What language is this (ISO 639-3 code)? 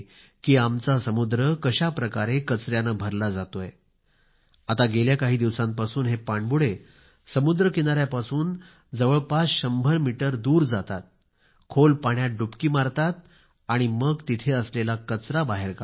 mar